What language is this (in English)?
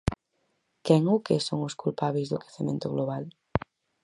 Galician